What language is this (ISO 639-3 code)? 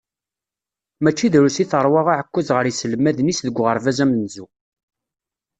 kab